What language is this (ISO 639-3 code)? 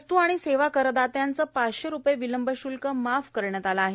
mar